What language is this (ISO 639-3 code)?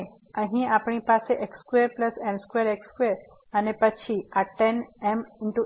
guj